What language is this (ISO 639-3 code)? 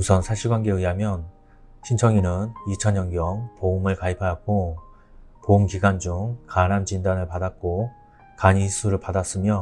kor